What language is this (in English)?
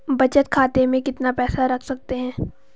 Hindi